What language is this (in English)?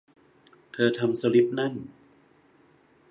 Thai